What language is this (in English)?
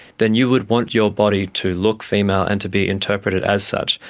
English